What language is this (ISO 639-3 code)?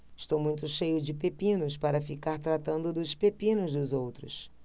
por